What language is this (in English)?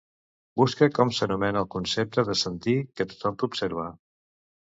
Catalan